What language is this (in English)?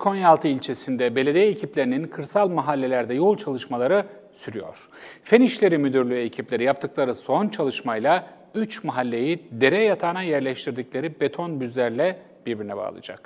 Turkish